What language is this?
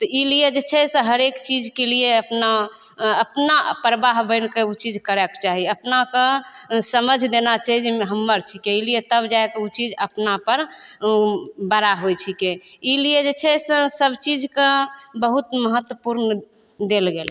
Maithili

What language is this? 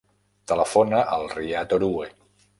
Catalan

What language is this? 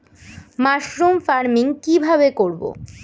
Bangla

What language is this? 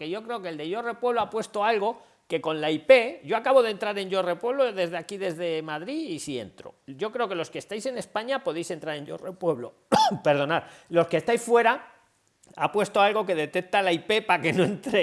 Spanish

